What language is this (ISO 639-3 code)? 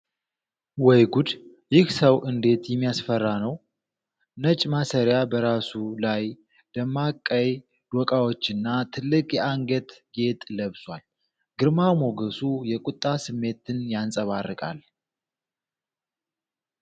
amh